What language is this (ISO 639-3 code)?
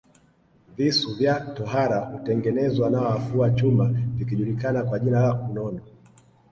swa